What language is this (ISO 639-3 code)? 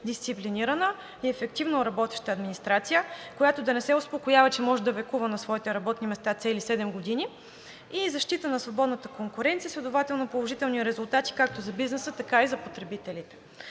bul